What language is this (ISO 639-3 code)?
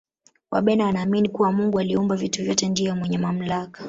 swa